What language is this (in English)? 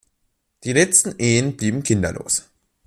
German